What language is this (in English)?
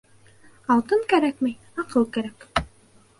Bashkir